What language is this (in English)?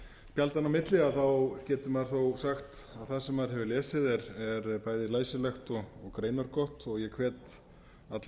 Icelandic